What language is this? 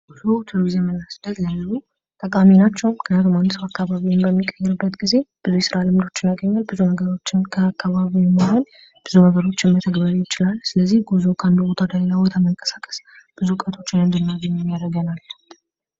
Amharic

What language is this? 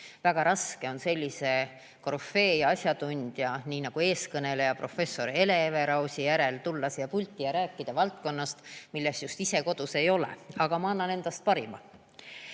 Estonian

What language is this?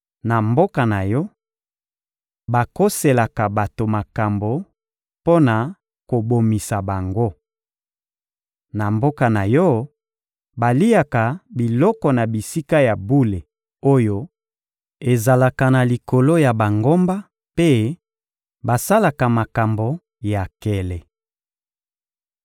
Lingala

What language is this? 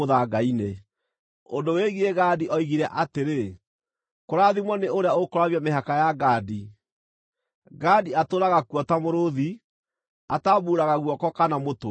Kikuyu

